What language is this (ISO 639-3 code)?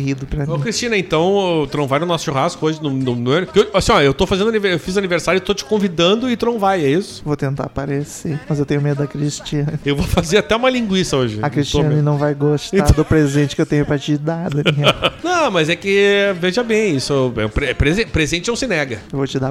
por